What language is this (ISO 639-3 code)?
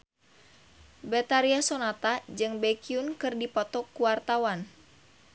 sun